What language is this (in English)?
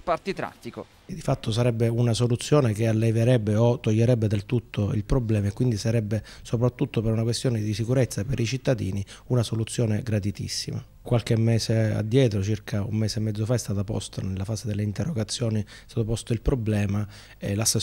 Italian